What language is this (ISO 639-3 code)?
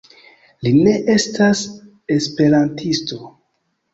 epo